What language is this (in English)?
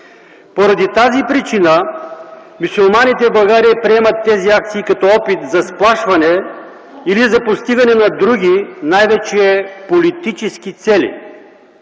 Bulgarian